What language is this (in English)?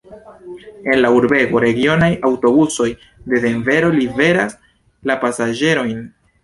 Esperanto